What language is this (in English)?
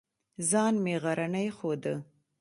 Pashto